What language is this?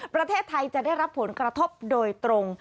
Thai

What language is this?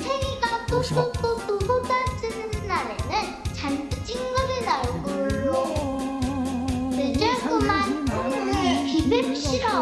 Korean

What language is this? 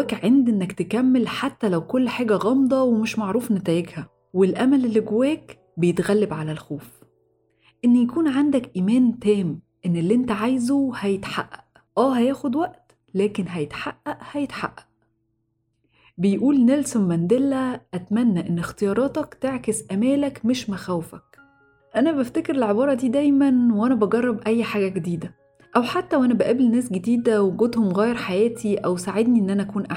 Arabic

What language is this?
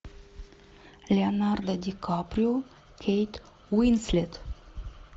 Russian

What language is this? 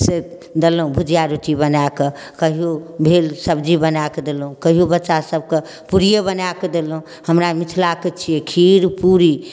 Maithili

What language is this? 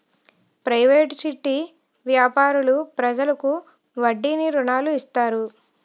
Telugu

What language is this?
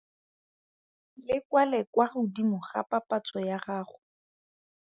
Tswana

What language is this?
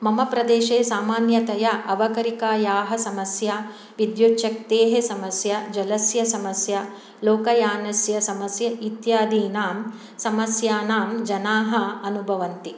Sanskrit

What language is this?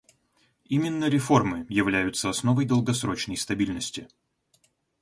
Russian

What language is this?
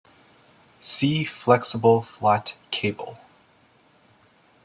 English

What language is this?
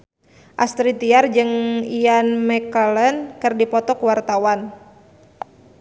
Sundanese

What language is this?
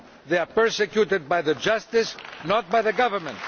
English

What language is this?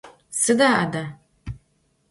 Adyghe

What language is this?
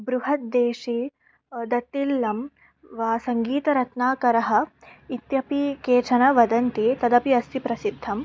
Sanskrit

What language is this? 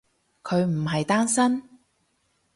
Cantonese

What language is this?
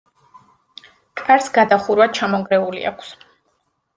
Georgian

